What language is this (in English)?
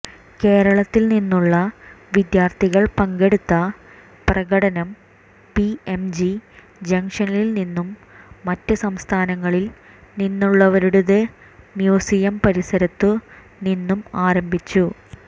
Malayalam